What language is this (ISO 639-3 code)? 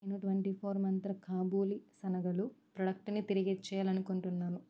tel